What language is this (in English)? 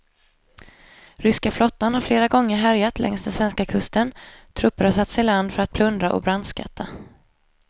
Swedish